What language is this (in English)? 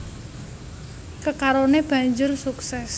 Javanese